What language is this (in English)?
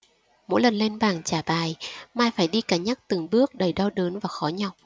Vietnamese